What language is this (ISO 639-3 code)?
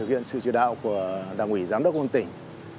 vie